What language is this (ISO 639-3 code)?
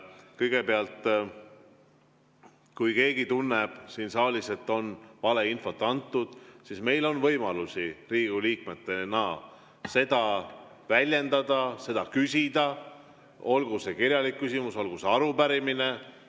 est